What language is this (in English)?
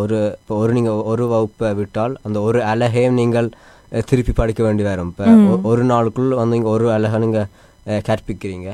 Tamil